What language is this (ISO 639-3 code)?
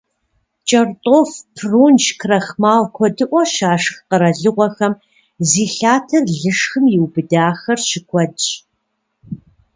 kbd